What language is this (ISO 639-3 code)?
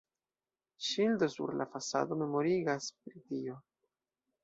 epo